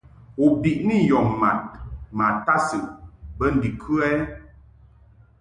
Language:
Mungaka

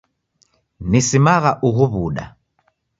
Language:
Taita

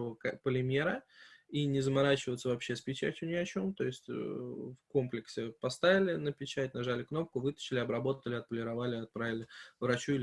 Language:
Russian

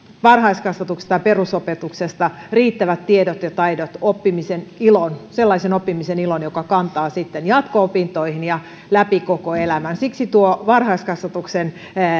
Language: Finnish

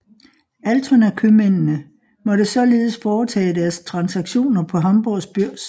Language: Danish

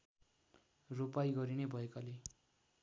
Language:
Nepali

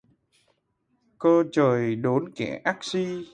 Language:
Vietnamese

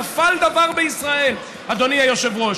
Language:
Hebrew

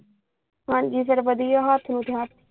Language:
Punjabi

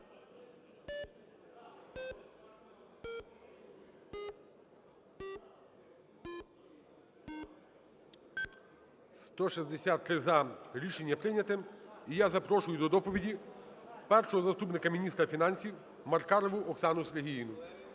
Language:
Ukrainian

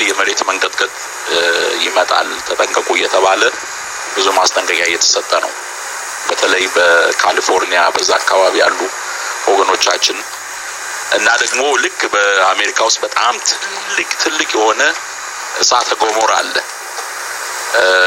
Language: Amharic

